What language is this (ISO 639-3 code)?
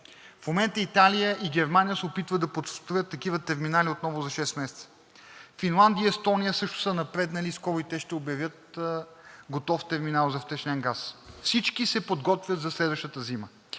bul